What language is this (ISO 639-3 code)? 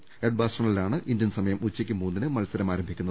mal